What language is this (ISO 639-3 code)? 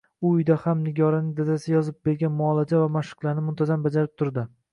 uzb